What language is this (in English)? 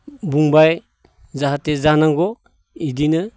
Bodo